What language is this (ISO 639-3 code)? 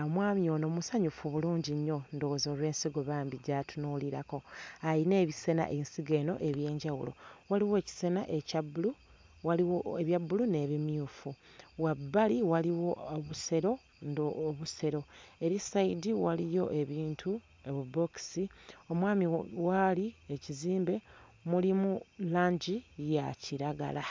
lug